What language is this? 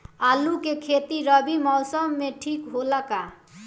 Bhojpuri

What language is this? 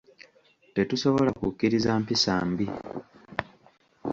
Ganda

